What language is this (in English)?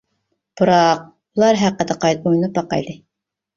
Uyghur